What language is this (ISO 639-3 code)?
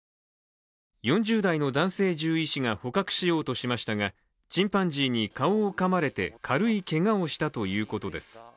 jpn